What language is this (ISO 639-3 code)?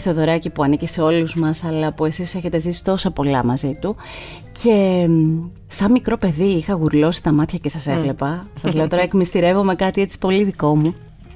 ell